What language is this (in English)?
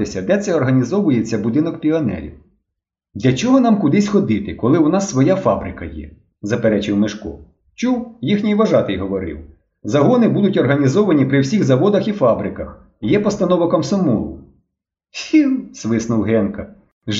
Ukrainian